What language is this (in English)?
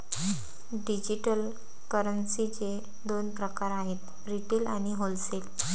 Marathi